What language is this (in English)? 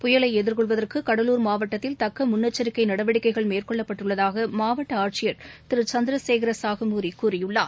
Tamil